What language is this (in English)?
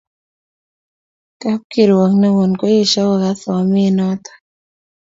Kalenjin